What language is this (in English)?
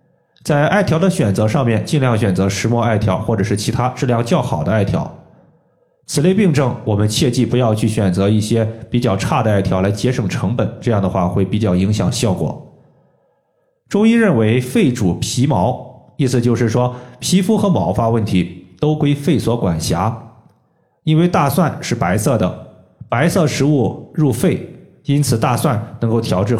Chinese